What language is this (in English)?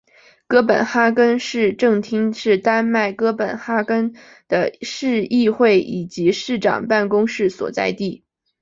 Chinese